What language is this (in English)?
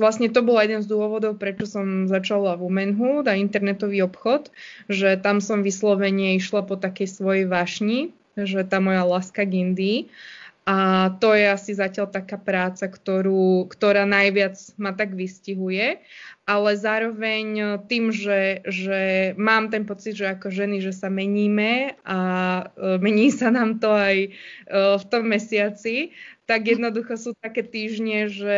Slovak